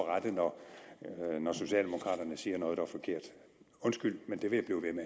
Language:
Danish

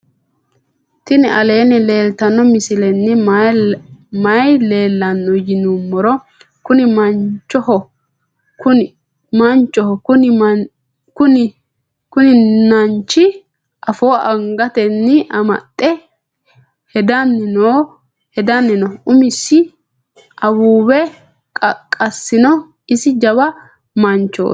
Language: Sidamo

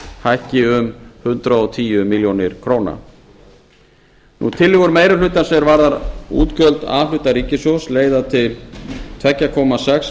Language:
Icelandic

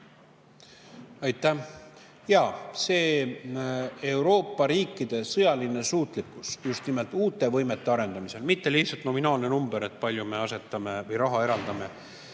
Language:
Estonian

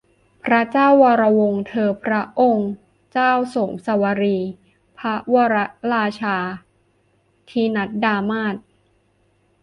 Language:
Thai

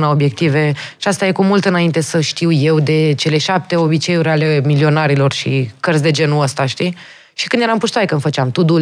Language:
Romanian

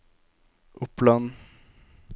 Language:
Norwegian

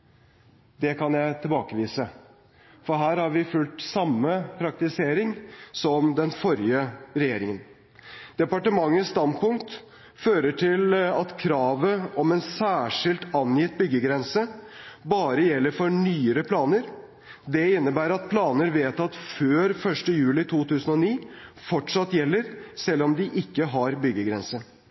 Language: Norwegian Bokmål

